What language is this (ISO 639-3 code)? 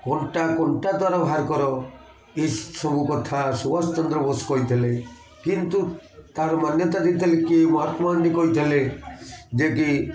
ori